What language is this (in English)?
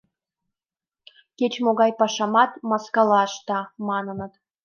Mari